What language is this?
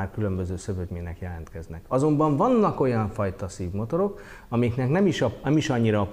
Hungarian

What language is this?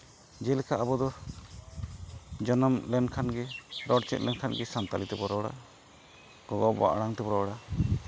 Santali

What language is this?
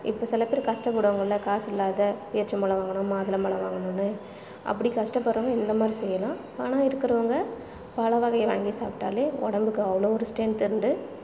Tamil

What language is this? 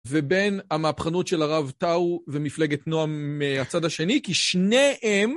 Hebrew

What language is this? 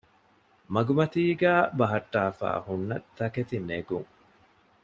Divehi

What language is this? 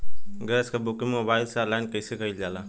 Bhojpuri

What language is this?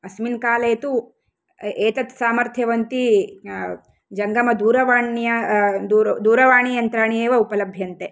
Sanskrit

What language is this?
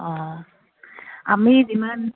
Assamese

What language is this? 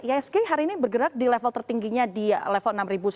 Indonesian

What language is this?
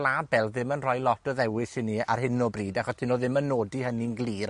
Welsh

